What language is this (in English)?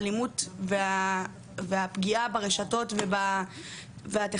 Hebrew